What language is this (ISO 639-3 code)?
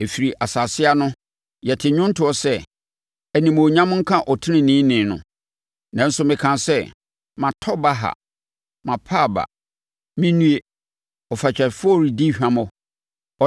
aka